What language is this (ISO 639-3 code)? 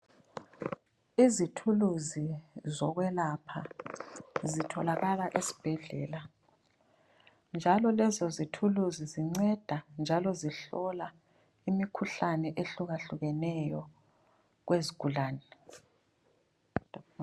nde